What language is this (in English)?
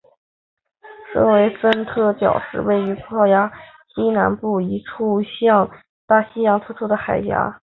Chinese